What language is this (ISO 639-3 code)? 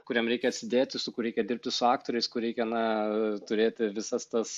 lit